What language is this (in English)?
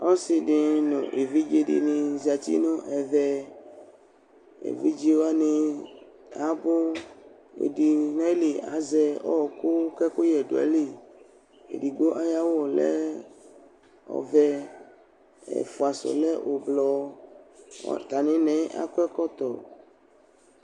Ikposo